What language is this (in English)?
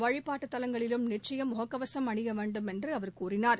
Tamil